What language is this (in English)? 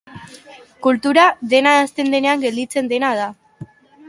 Basque